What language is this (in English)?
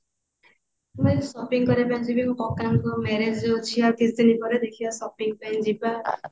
Odia